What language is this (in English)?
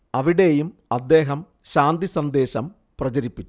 Malayalam